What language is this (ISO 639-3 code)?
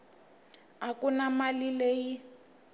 tso